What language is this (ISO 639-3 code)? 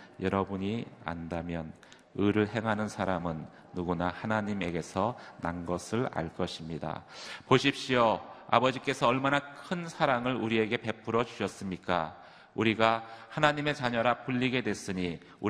kor